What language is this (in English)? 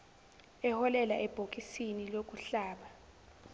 Zulu